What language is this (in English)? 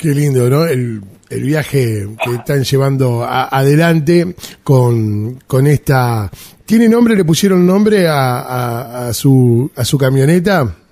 Spanish